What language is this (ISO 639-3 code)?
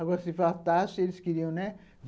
por